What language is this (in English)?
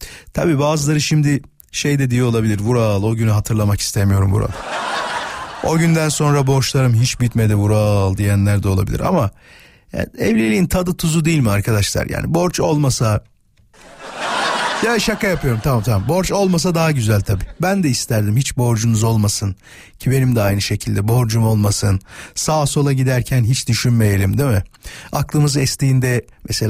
Turkish